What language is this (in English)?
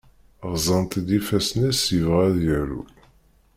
Kabyle